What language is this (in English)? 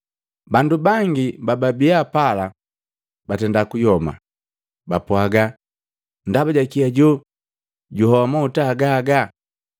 Matengo